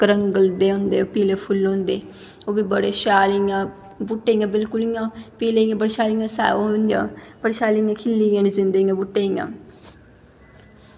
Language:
Dogri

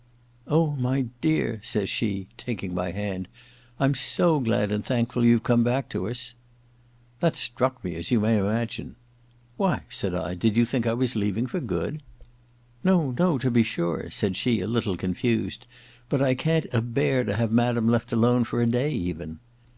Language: English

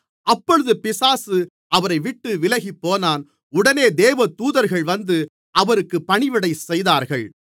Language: Tamil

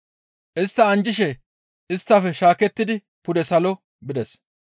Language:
Gamo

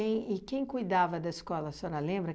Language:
Portuguese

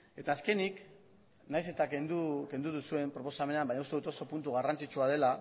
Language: Basque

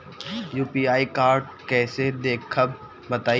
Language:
Bhojpuri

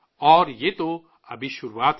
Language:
Urdu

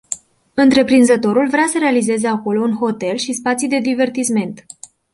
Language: Romanian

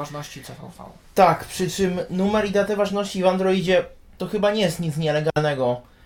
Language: Polish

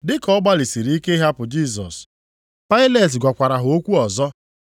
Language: Igbo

